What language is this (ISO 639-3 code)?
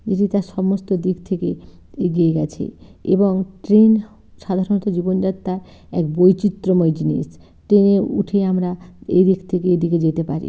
ben